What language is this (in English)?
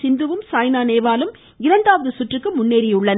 Tamil